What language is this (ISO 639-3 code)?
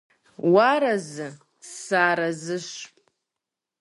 kbd